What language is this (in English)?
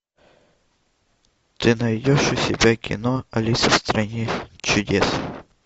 Russian